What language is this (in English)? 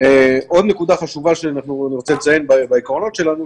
Hebrew